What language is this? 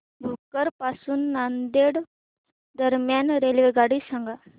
Marathi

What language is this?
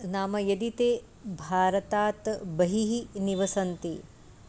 Sanskrit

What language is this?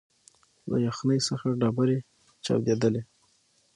Pashto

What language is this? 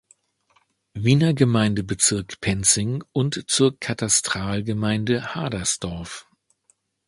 German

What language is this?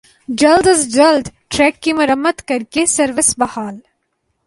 Urdu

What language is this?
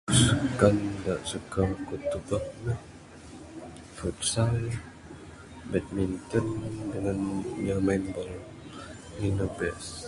Bukar-Sadung Bidayuh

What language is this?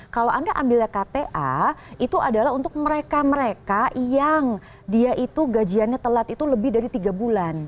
Indonesian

